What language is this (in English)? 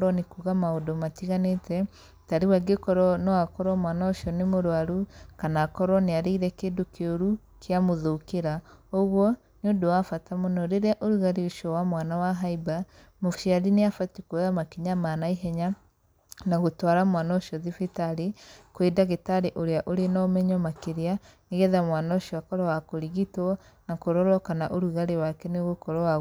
Kikuyu